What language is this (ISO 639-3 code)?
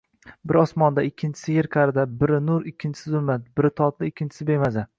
uzb